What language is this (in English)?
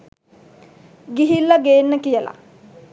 Sinhala